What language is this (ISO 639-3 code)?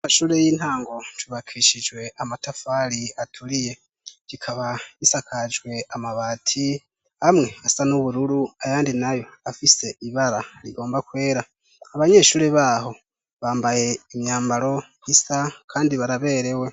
run